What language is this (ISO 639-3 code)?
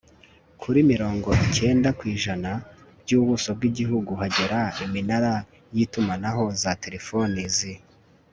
kin